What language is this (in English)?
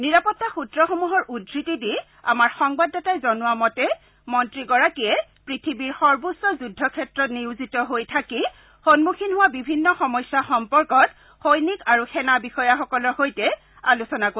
Assamese